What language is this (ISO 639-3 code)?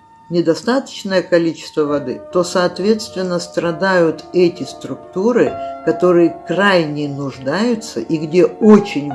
rus